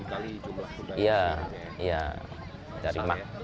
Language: Indonesian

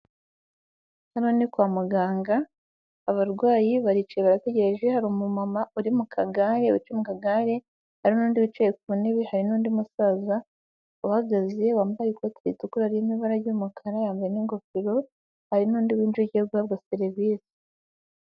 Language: Kinyarwanda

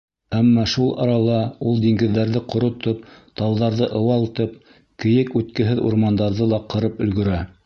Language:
Bashkir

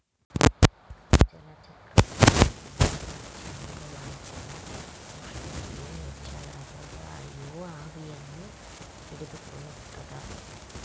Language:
Kannada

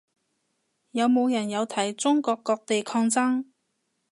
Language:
Cantonese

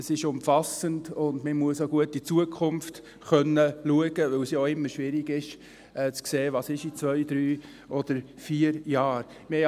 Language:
Swiss German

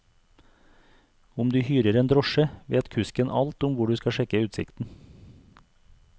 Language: Norwegian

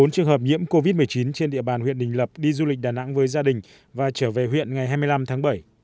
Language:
Vietnamese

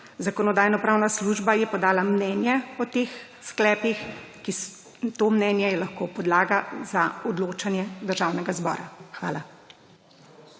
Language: Slovenian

